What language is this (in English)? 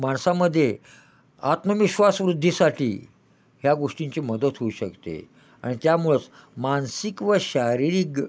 Marathi